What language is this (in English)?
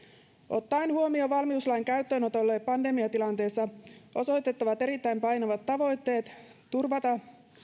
Finnish